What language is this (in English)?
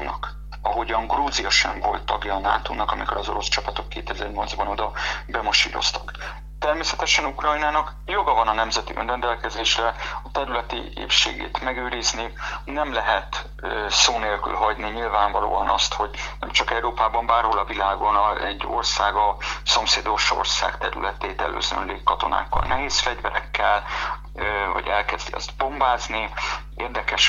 Hungarian